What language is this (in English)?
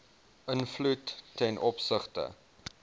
Afrikaans